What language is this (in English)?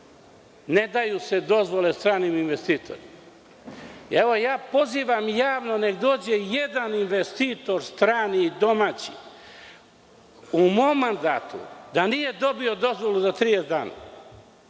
Serbian